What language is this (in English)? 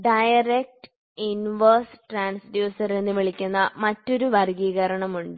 Malayalam